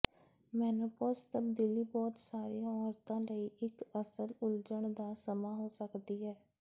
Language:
Punjabi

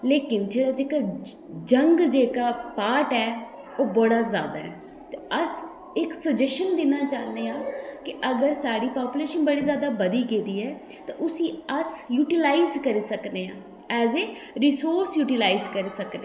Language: Dogri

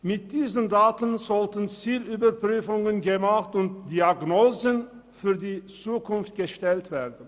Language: Swiss German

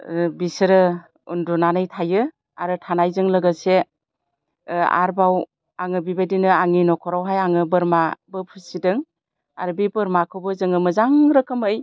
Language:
Bodo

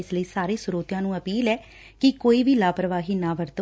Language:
Punjabi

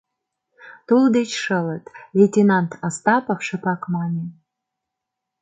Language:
Mari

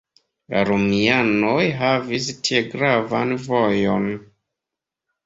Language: Esperanto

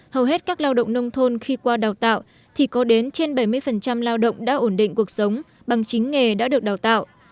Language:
Vietnamese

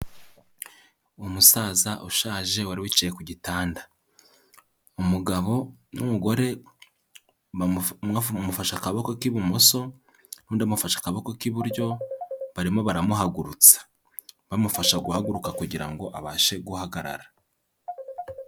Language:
Kinyarwanda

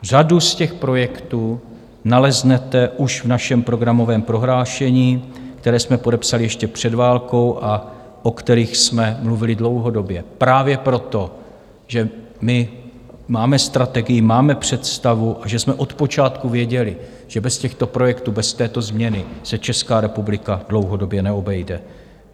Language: Czech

